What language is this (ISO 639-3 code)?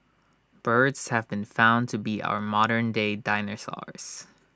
eng